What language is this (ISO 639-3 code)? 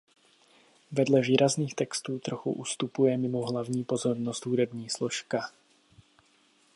ces